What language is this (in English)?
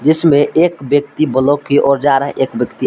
Hindi